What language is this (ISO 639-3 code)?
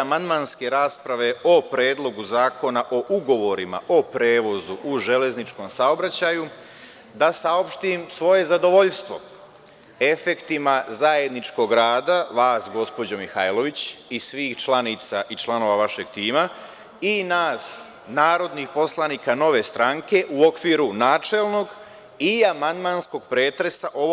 srp